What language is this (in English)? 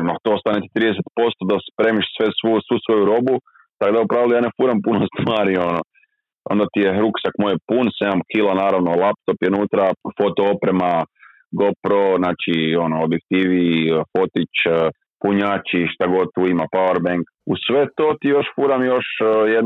Croatian